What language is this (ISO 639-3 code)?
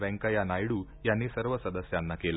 mar